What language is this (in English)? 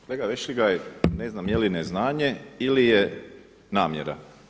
Croatian